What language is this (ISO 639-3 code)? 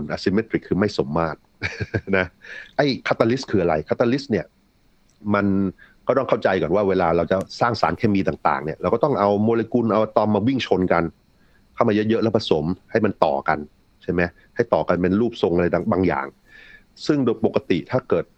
tha